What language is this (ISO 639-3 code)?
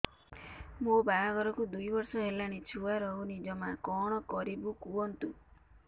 ori